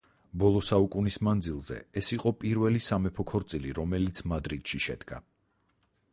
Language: Georgian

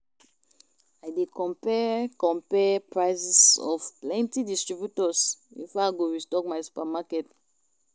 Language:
Nigerian Pidgin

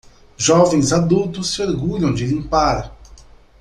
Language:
Portuguese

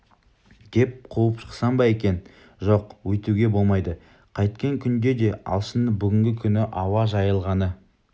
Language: Kazakh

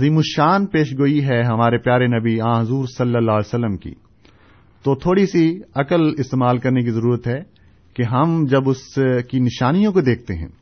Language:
Urdu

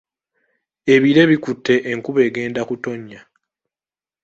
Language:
Ganda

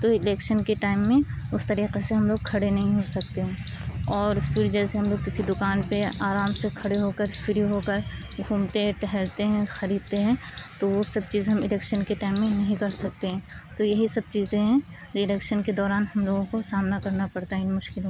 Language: Urdu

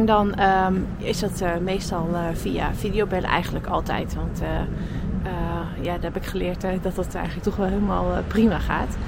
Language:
Dutch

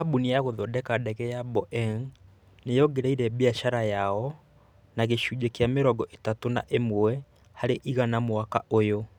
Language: Kikuyu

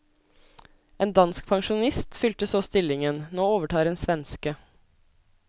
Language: Norwegian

